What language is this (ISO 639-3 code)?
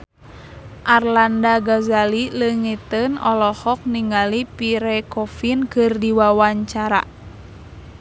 sun